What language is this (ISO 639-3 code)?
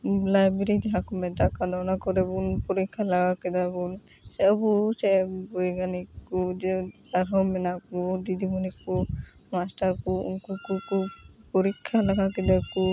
sat